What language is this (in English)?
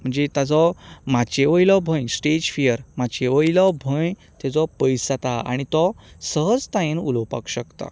Konkani